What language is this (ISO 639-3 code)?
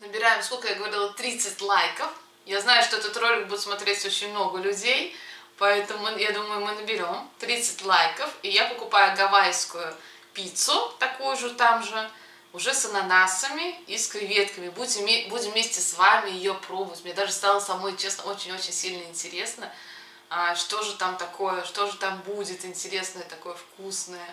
rus